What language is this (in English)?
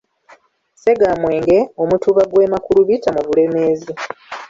Ganda